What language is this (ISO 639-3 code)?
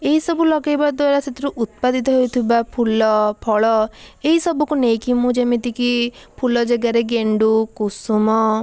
ori